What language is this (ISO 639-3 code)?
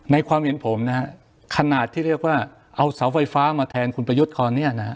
tha